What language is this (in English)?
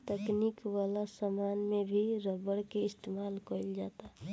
Bhojpuri